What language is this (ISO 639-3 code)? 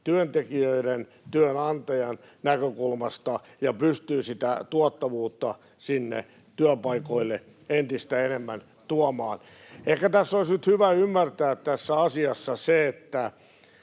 fin